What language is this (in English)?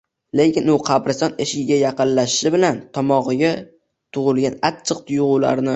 Uzbek